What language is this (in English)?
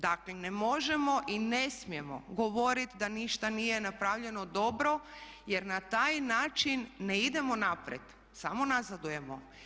Croatian